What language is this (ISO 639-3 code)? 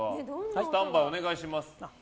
jpn